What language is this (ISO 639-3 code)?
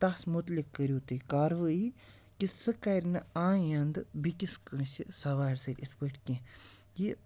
kas